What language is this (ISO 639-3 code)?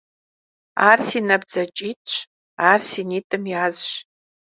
kbd